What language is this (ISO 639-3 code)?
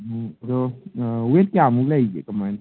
mni